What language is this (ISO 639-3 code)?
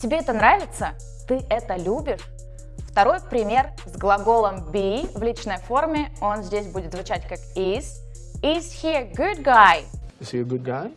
rus